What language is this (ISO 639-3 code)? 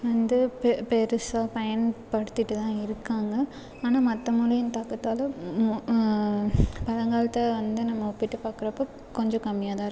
tam